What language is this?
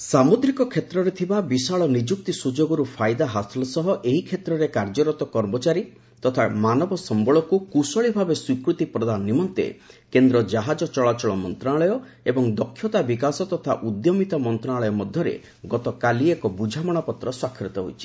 Odia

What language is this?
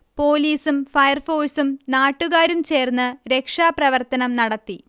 Malayalam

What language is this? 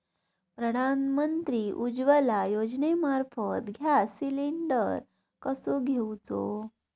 Marathi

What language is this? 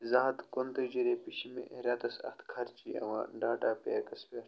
Kashmiri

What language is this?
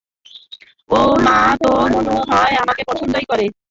Bangla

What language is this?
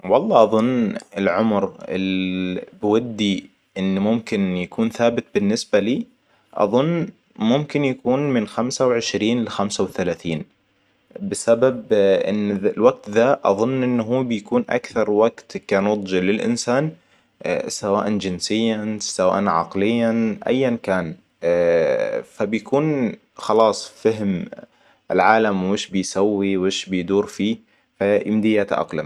Hijazi Arabic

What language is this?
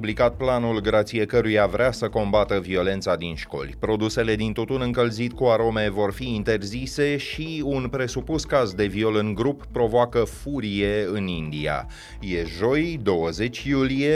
Romanian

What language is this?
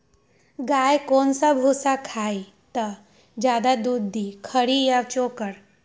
Magahi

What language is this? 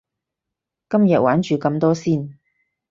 Cantonese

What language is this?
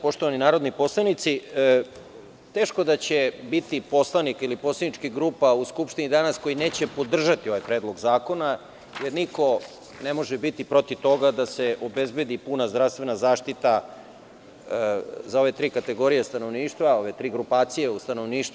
Serbian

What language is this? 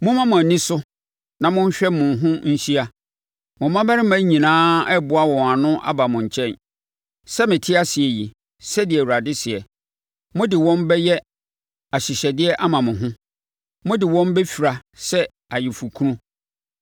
Akan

